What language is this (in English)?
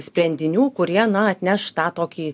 Lithuanian